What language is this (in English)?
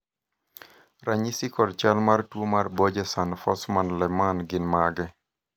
Luo (Kenya and Tanzania)